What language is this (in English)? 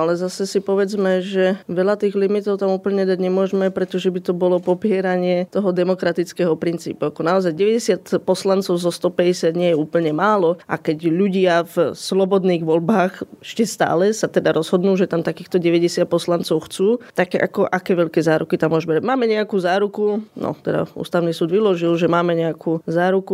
Slovak